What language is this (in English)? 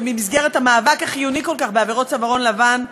Hebrew